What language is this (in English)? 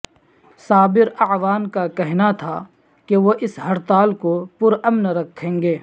Urdu